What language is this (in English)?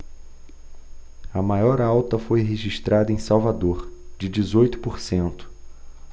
Portuguese